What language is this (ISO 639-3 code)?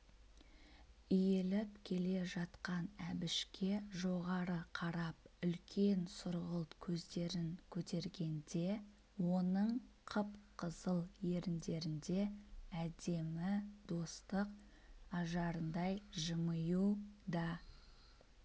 kaz